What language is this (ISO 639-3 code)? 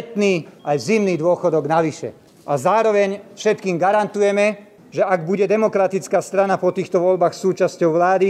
slk